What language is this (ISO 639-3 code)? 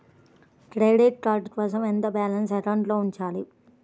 tel